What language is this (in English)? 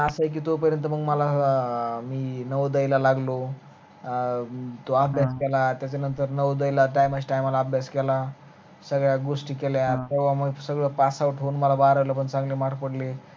Marathi